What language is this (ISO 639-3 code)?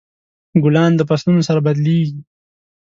pus